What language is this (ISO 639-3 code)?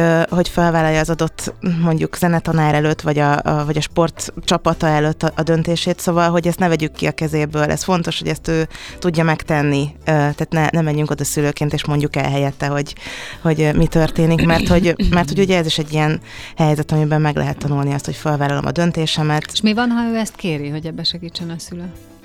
hun